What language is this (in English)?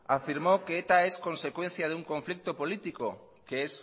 Spanish